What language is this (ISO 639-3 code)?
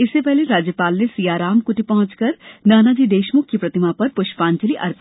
hin